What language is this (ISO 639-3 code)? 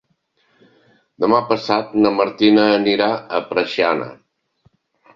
cat